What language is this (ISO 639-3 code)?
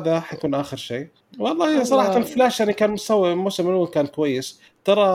ara